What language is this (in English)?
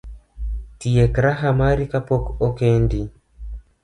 Luo (Kenya and Tanzania)